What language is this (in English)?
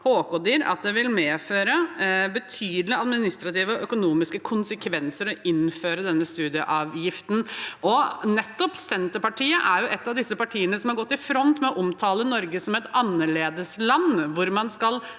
Norwegian